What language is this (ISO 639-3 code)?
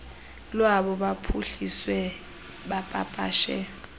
xho